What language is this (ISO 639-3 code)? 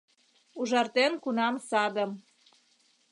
chm